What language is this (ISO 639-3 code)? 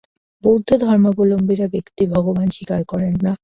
ben